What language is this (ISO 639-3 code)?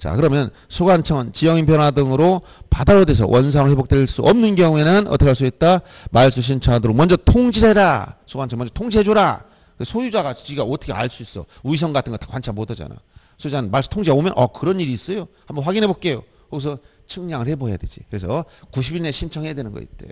kor